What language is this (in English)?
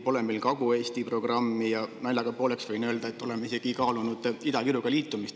Estonian